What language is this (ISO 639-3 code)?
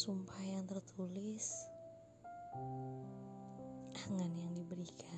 ind